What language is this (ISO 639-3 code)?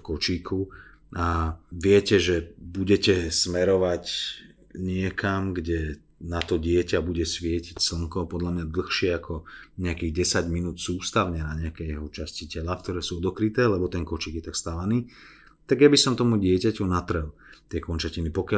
slk